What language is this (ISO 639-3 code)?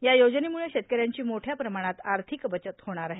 mar